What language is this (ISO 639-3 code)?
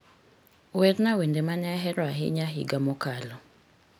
luo